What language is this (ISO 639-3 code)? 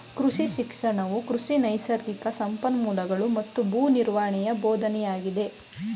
kan